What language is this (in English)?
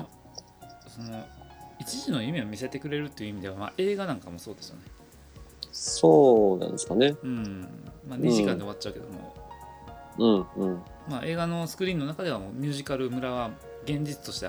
Japanese